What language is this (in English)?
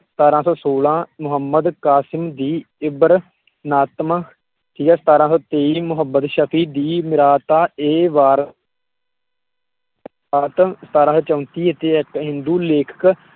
Punjabi